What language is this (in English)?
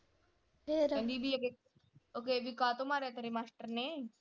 Punjabi